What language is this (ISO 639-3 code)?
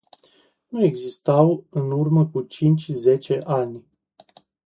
ron